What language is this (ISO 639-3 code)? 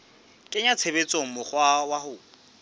sot